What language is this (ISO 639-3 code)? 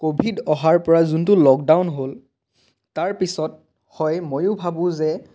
asm